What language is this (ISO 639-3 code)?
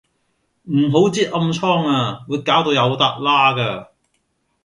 yue